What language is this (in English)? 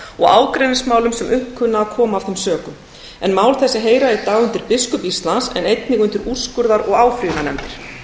Icelandic